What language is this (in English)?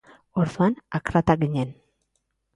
Basque